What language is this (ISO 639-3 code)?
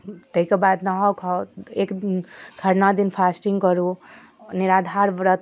mai